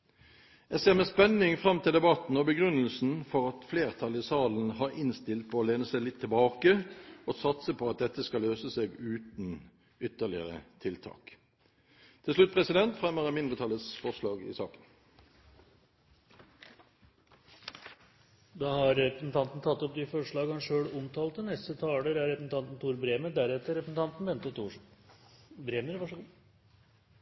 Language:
Norwegian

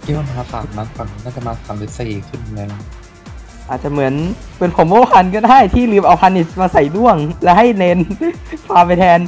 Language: Thai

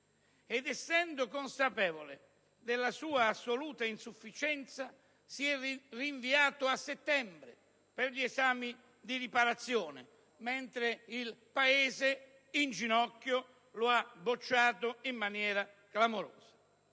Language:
Italian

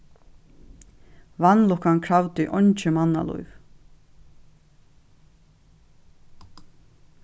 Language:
Faroese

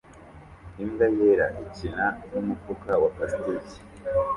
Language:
Kinyarwanda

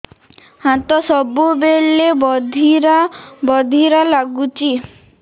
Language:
Odia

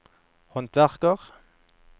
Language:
Norwegian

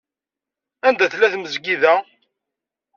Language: Kabyle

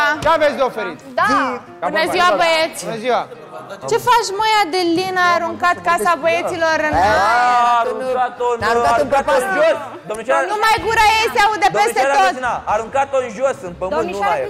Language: Romanian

